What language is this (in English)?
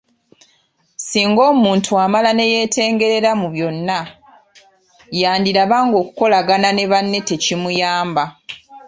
Ganda